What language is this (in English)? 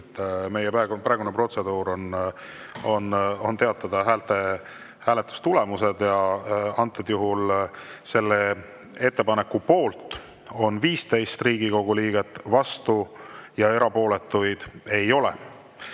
Estonian